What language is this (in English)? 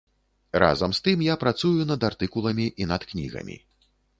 Belarusian